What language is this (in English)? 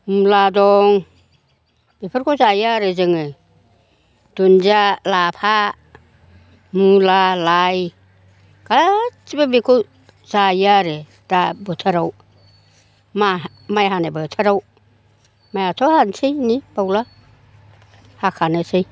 Bodo